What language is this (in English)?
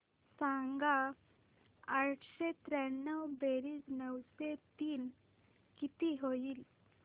Marathi